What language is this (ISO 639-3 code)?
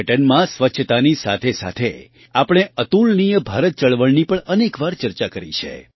guj